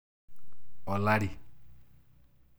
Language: Masai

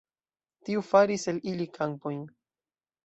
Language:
Esperanto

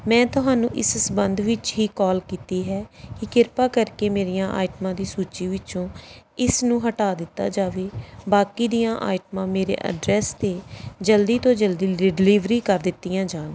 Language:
Punjabi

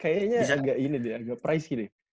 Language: Indonesian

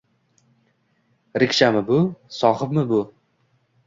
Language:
Uzbek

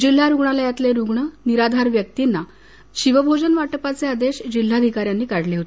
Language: Marathi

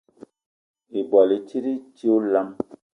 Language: Eton (Cameroon)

